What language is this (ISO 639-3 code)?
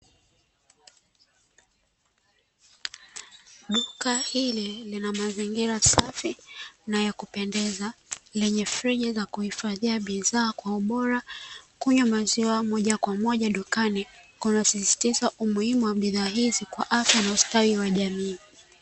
swa